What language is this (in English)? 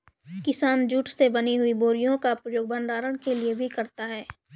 Hindi